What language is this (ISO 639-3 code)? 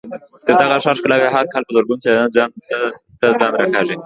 pus